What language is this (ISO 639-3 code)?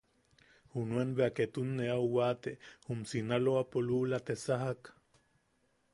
yaq